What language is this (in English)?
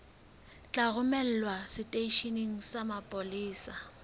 Southern Sotho